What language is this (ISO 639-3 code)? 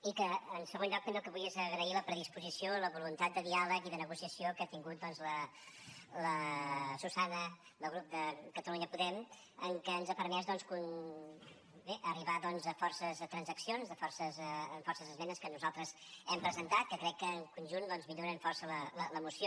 cat